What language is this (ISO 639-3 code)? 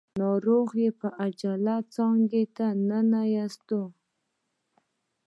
pus